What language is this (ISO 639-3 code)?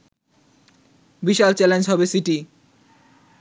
ben